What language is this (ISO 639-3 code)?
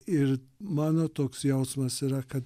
lit